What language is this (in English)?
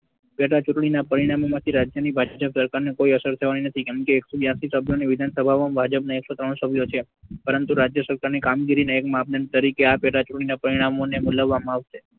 Gujarati